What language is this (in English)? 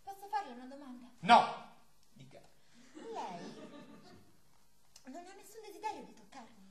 Italian